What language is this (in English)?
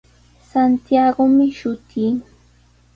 Sihuas Ancash Quechua